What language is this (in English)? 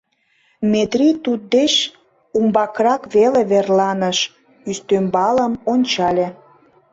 Mari